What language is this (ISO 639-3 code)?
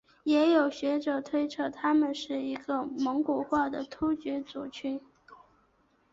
zho